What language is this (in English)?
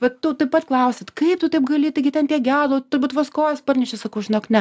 Lithuanian